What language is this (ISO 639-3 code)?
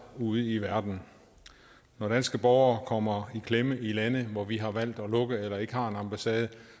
dan